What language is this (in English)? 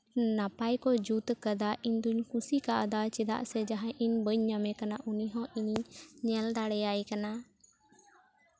Santali